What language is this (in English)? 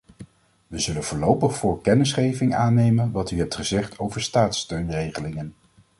Dutch